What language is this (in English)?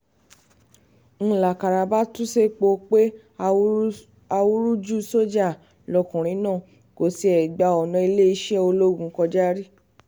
Yoruba